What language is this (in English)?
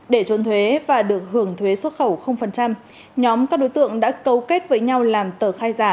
Vietnamese